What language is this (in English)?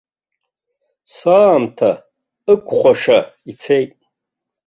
Abkhazian